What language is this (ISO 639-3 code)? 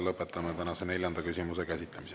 est